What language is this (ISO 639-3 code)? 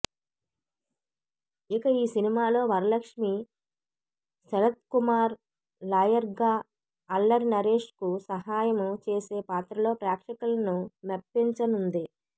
tel